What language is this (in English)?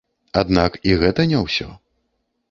Belarusian